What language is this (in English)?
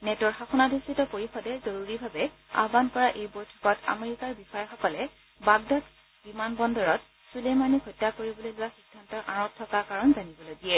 Assamese